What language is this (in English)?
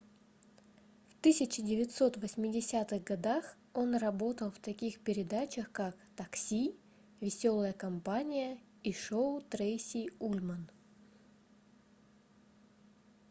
Russian